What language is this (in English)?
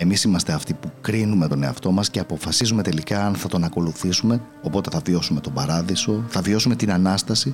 Greek